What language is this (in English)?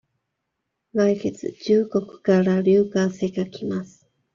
Japanese